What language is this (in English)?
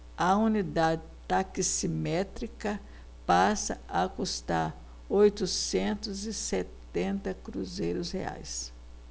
Portuguese